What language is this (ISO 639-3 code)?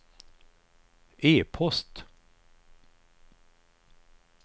swe